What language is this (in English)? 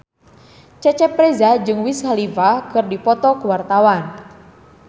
Sundanese